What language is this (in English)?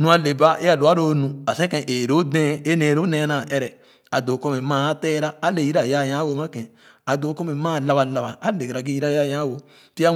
Khana